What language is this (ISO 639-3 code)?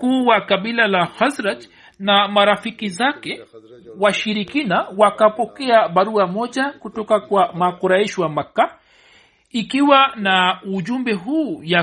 swa